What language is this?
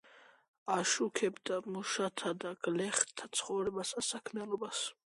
Georgian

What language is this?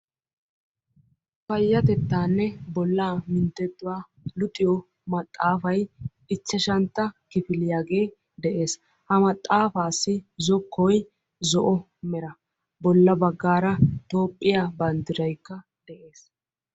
Wolaytta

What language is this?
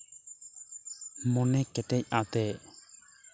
Santali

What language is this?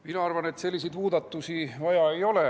Estonian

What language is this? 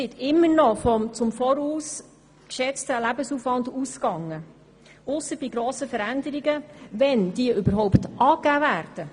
Swiss German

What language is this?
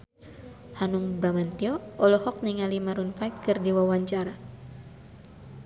Sundanese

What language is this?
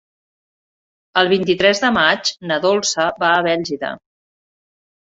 Catalan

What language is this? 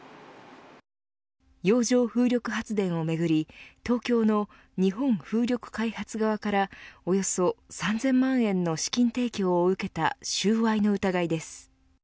Japanese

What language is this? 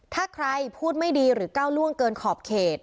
Thai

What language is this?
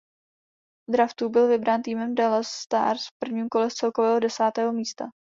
Czech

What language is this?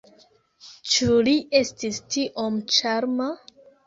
Esperanto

